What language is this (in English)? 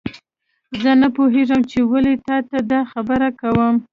Pashto